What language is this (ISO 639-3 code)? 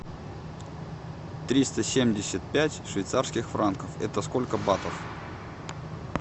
rus